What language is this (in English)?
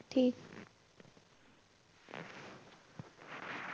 Punjabi